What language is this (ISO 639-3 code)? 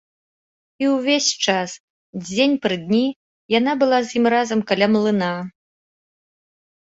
bel